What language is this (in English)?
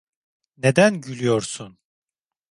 Turkish